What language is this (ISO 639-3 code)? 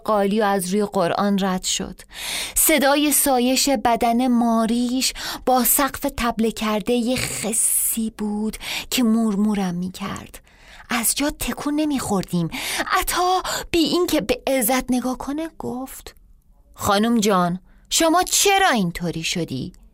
fas